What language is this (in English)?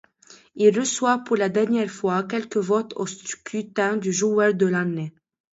French